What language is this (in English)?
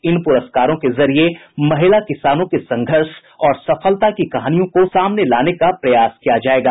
Hindi